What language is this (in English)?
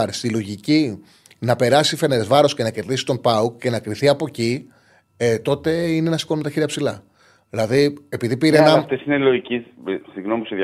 Greek